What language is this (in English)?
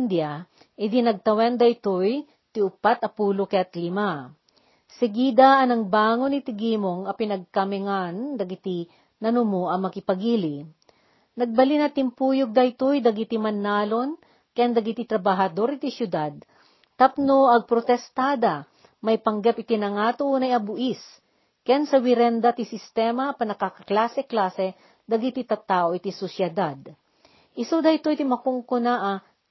Filipino